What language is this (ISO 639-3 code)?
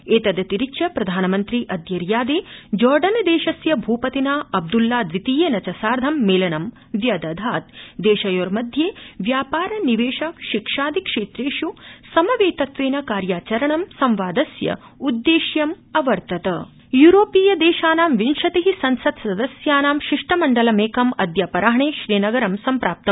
san